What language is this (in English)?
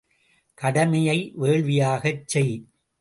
Tamil